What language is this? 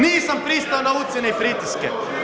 Croatian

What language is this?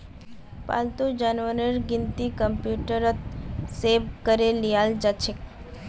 Magahi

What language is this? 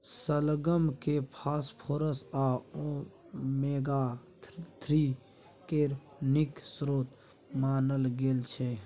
Maithili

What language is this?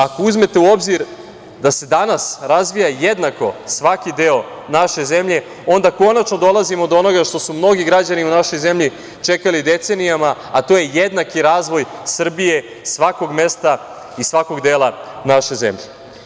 Serbian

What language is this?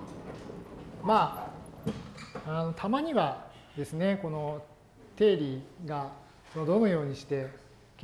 Japanese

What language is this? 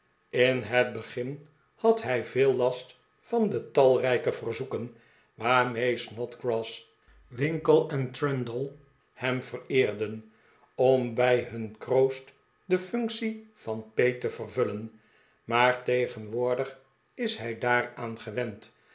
Dutch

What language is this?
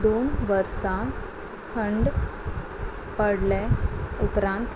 Konkani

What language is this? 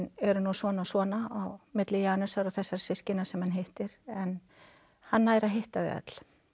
Icelandic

